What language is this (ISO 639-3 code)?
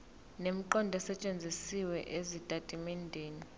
zul